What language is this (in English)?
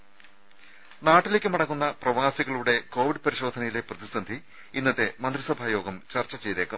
Malayalam